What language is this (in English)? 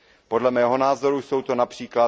Czech